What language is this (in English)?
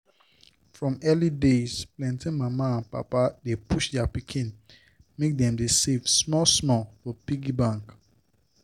Nigerian Pidgin